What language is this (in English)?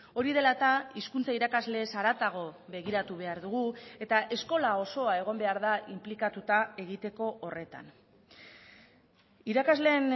Basque